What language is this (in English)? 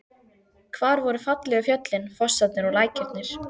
Icelandic